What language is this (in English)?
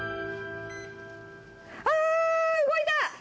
Japanese